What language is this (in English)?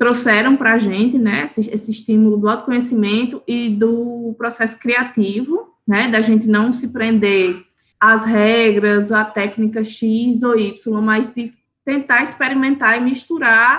Portuguese